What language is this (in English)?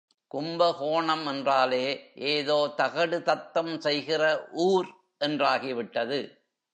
Tamil